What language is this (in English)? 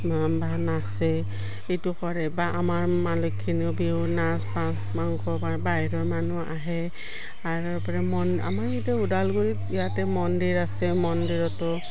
Assamese